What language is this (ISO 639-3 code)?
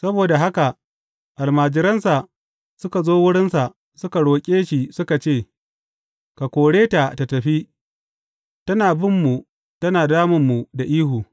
hau